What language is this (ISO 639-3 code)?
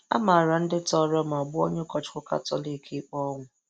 ibo